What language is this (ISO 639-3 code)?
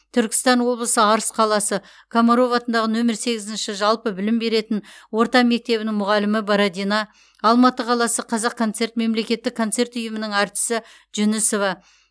kaz